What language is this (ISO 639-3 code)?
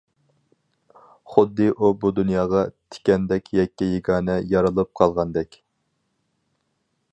uig